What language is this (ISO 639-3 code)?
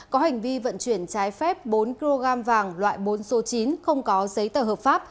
vie